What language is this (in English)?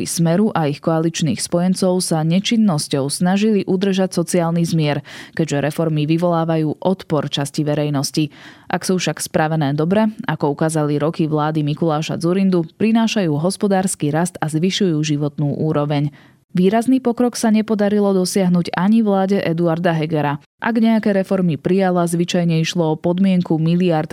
Slovak